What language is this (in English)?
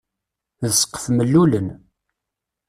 Kabyle